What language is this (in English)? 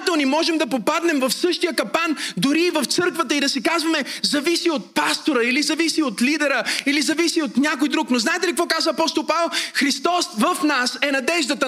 Bulgarian